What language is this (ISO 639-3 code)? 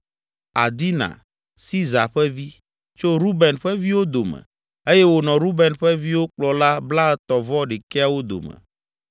ewe